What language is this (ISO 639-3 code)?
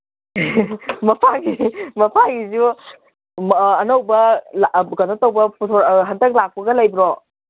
mni